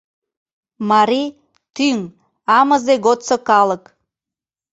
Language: Mari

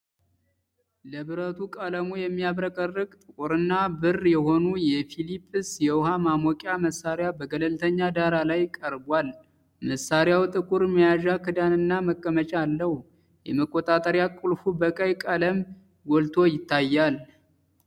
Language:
Amharic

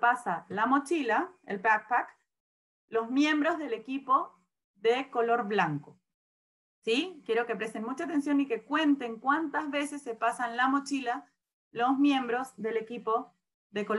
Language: Spanish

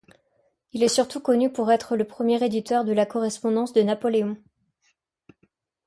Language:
French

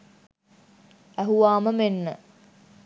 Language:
Sinhala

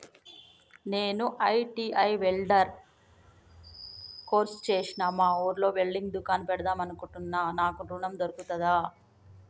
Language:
Telugu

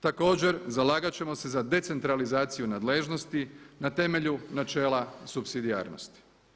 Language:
Croatian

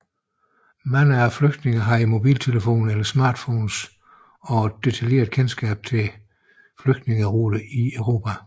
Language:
Danish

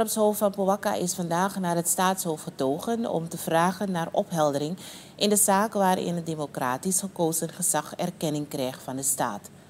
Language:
Dutch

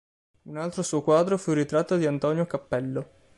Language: Italian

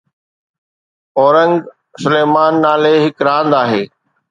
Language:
Sindhi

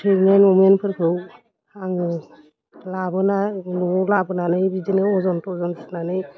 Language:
Bodo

